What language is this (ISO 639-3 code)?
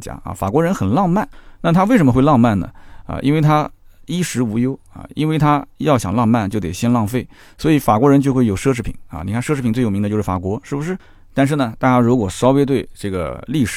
zho